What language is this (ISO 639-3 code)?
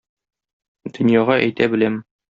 tat